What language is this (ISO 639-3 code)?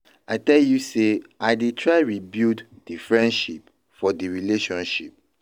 pcm